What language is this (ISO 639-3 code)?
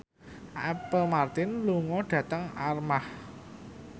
jav